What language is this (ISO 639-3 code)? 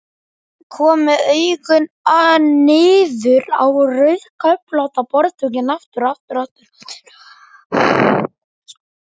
isl